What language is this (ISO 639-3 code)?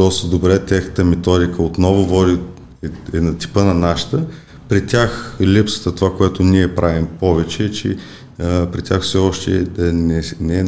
bul